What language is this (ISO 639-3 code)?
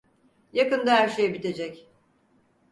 tur